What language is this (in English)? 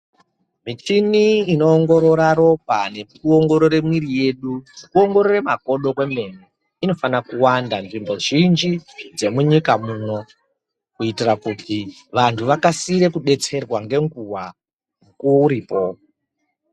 Ndau